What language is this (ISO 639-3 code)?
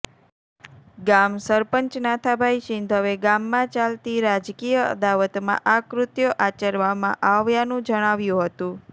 guj